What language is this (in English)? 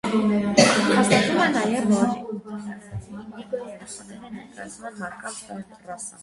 Armenian